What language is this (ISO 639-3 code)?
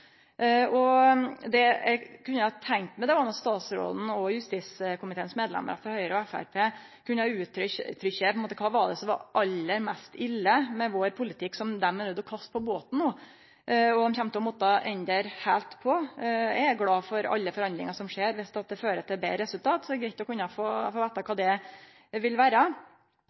nno